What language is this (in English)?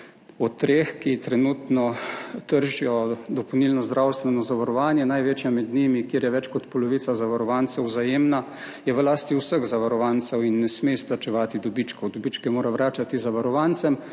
Slovenian